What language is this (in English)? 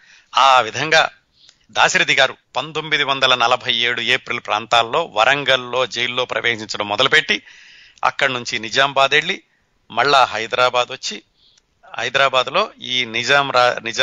Telugu